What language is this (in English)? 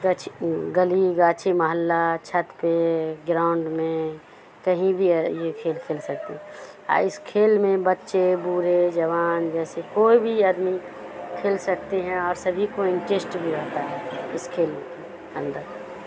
Urdu